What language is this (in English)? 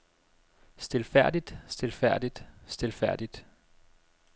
Danish